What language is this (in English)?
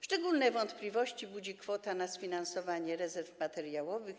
Polish